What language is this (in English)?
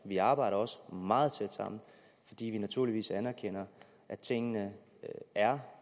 Danish